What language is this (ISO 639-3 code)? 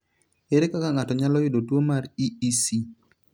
luo